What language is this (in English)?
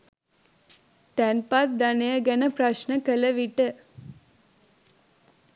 Sinhala